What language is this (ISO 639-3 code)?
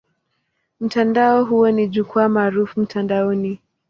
swa